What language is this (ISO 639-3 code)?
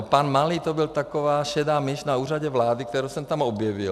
ces